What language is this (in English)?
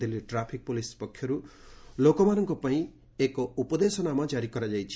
Odia